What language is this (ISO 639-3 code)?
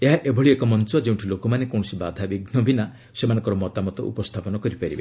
ori